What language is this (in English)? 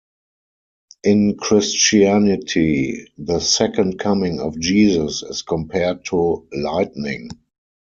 English